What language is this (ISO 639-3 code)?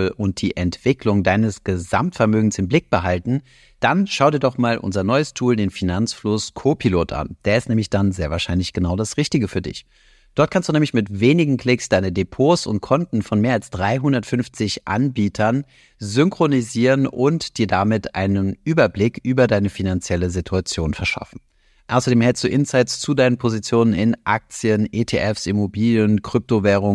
deu